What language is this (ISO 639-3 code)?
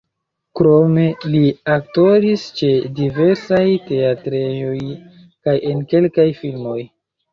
epo